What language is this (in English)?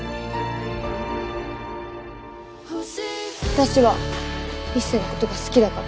Japanese